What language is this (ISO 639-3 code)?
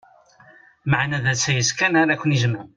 kab